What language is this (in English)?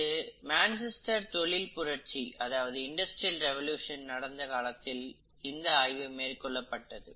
Tamil